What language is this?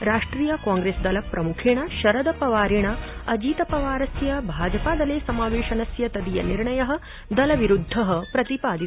Sanskrit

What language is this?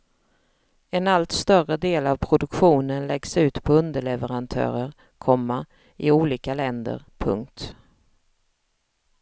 Swedish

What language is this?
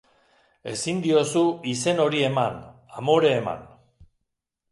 Basque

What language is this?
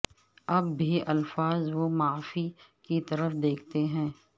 Urdu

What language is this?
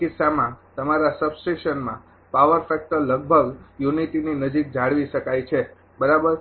Gujarati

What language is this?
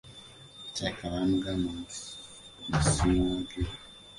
Ganda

